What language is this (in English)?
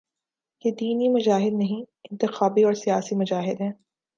Urdu